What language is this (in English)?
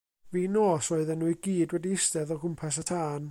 Welsh